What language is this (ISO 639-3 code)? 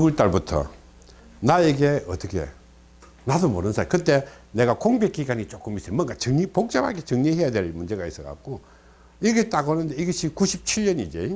kor